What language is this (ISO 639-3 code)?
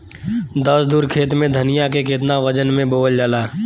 bho